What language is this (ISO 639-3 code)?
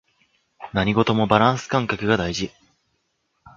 jpn